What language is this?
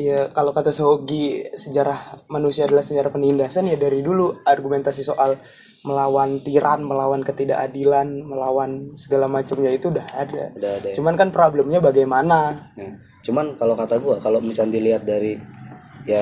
Indonesian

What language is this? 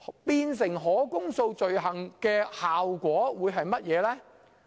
Cantonese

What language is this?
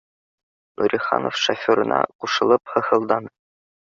Bashkir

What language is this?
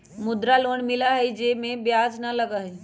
Magahi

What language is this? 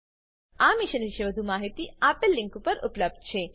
Gujarati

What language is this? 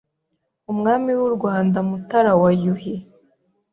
Kinyarwanda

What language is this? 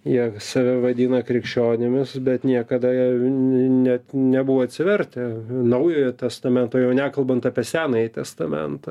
Lithuanian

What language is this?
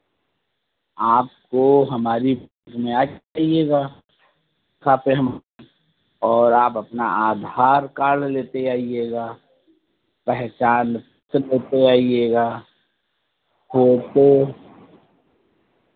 Hindi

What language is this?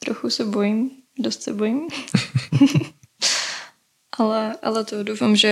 Czech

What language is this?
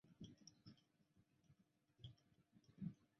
Chinese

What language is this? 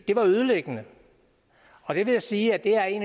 Danish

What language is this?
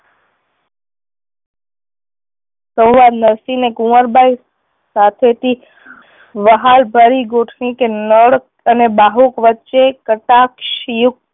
Gujarati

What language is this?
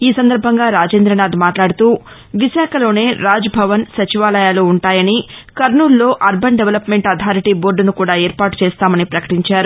Telugu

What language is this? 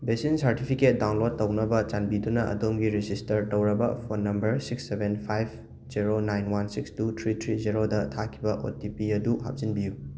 Manipuri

